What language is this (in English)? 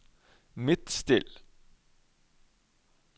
Norwegian